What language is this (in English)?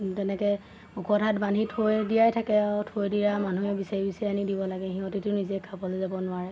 Assamese